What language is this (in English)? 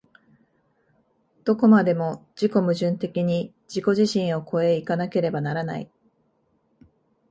Japanese